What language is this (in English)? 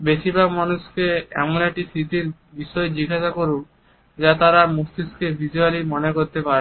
Bangla